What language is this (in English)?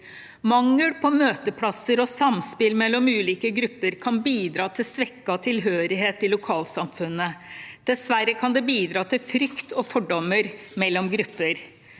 Norwegian